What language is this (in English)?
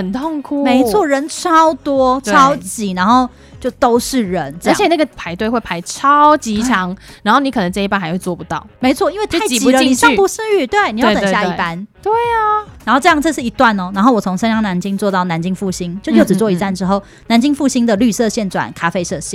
Chinese